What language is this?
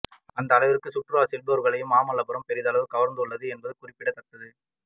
Tamil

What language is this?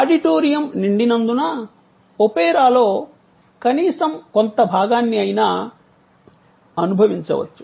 Telugu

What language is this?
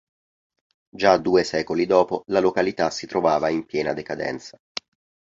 Italian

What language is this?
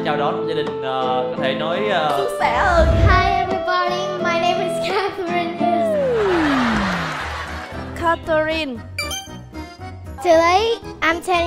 Vietnamese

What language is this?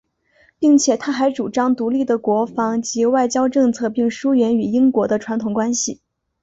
Chinese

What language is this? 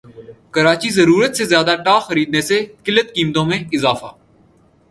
Urdu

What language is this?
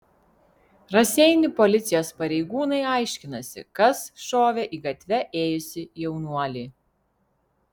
Lithuanian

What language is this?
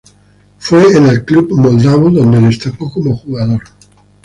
Spanish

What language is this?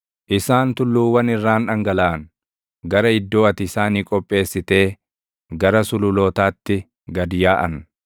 Oromo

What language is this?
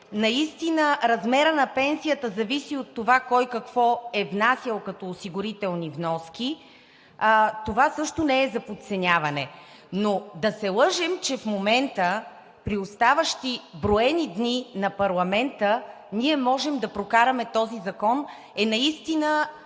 Bulgarian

